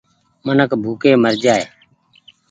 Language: Goaria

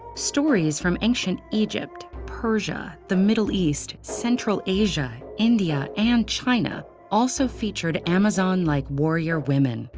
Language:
English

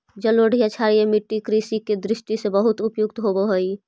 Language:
Magahi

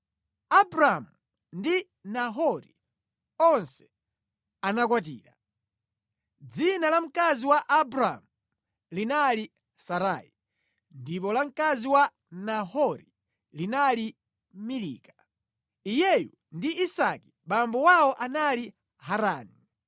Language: Nyanja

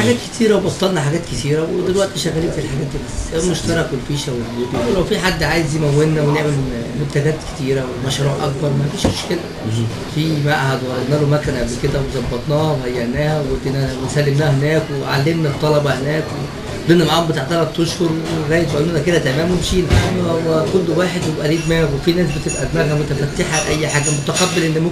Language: Arabic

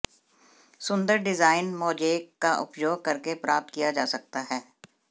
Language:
Hindi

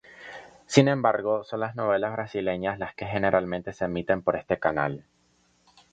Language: Spanish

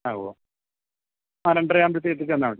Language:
Malayalam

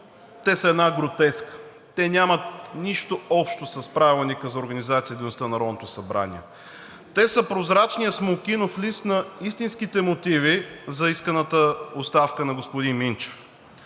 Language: Bulgarian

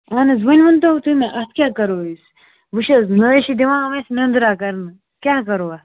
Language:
Kashmiri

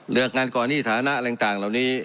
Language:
Thai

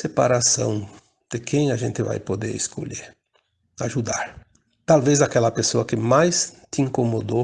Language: Portuguese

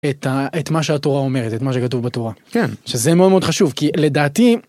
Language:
Hebrew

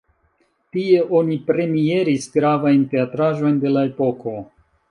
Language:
Esperanto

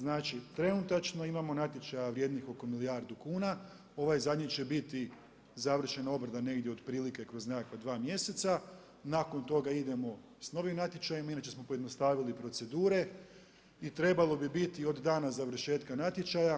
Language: Croatian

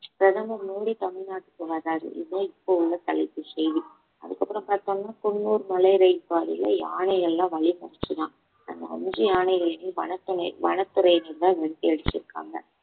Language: Tamil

